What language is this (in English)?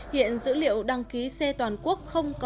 Vietnamese